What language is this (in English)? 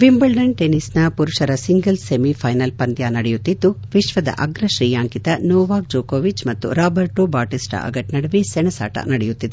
Kannada